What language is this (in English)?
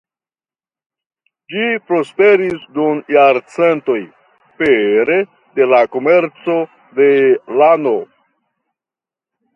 Esperanto